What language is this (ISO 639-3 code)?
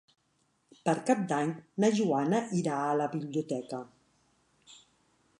cat